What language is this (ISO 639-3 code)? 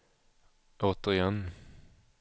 swe